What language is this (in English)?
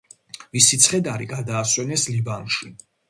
Georgian